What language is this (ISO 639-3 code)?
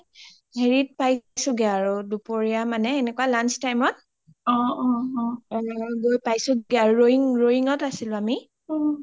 asm